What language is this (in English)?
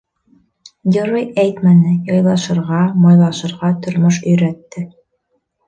Bashkir